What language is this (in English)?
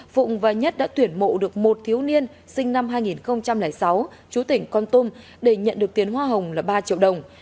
Vietnamese